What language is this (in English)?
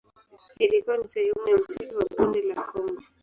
Swahili